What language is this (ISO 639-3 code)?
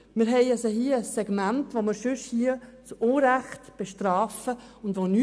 gsw